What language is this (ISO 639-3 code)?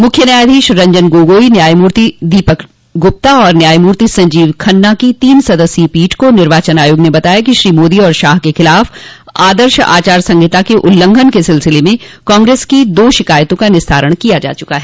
hin